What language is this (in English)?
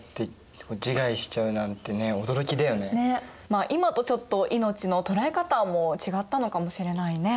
Japanese